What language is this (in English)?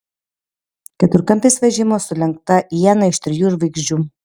Lithuanian